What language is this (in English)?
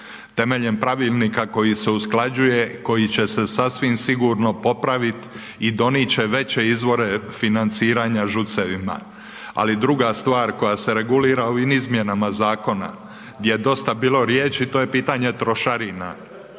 Croatian